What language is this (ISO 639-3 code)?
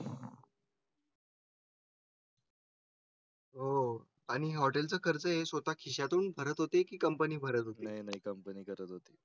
mar